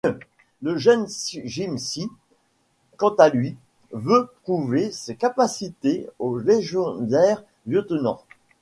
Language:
French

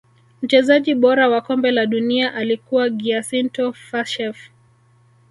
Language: Swahili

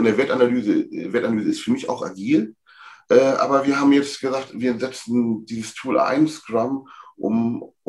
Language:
German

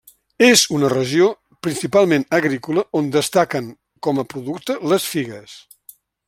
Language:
Catalan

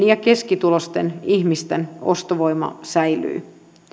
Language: Finnish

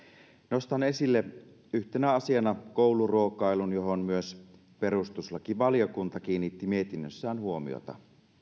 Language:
Finnish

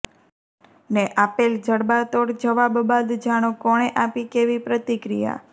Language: Gujarati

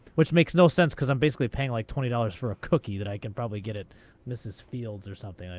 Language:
English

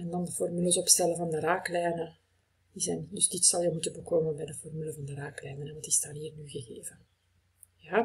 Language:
Dutch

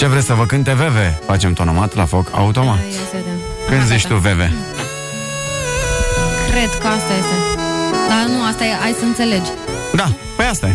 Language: Romanian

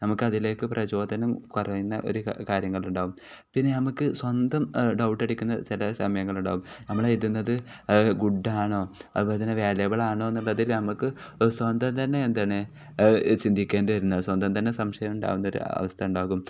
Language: Malayalam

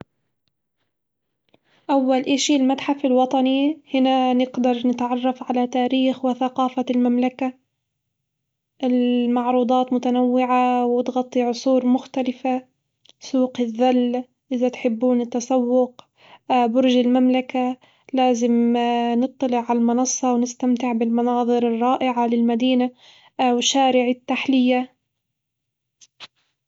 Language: Hijazi Arabic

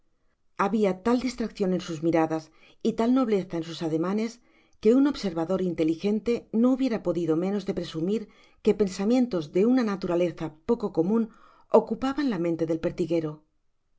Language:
Spanish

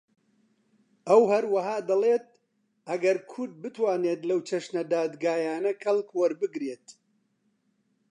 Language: Central Kurdish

